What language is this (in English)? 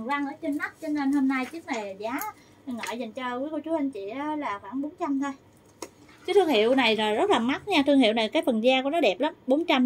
Vietnamese